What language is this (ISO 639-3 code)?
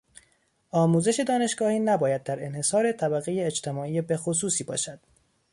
fas